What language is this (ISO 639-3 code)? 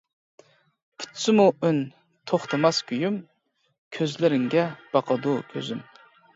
uig